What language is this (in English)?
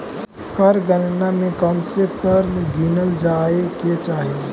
Magahi